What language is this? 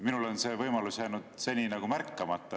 Estonian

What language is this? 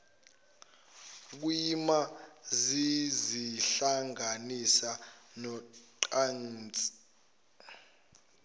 Zulu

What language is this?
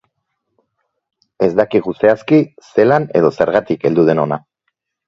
Basque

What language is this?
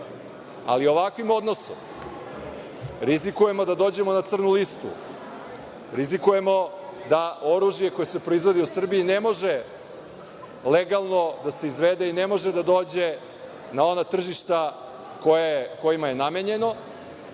Serbian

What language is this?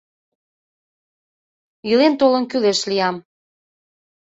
Mari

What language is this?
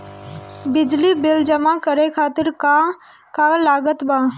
Bhojpuri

